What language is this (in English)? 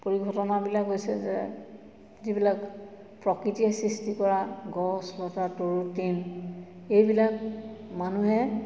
Assamese